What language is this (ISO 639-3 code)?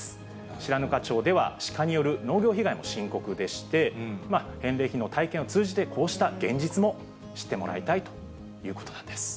jpn